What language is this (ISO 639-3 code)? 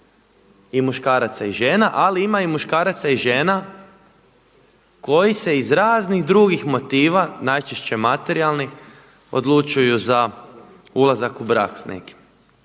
hrv